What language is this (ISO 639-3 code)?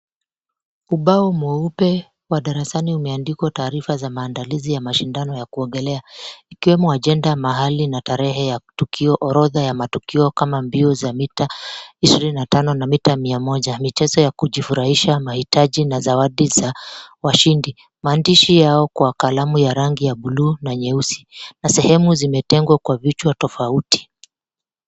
swa